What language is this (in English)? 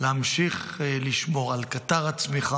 Hebrew